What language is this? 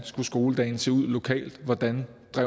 Danish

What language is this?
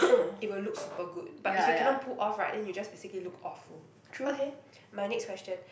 English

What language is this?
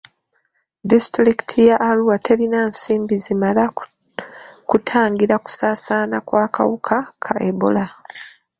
Ganda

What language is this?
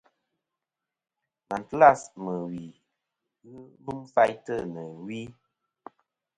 Kom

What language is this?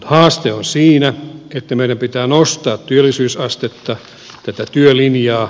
Finnish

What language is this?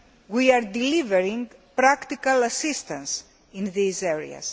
English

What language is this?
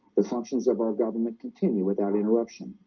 English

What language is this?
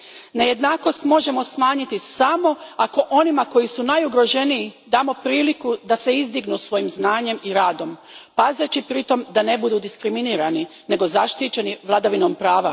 Croatian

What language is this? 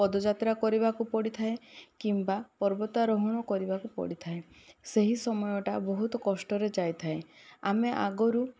Odia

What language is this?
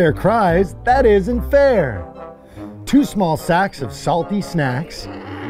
English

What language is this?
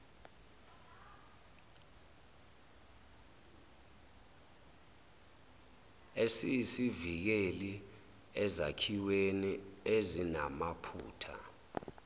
Zulu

